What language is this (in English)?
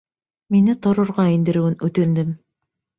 Bashkir